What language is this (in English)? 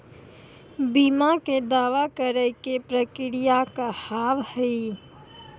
Maithili